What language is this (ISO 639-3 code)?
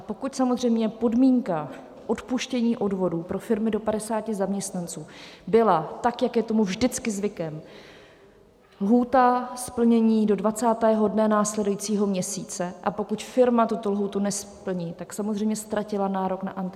ces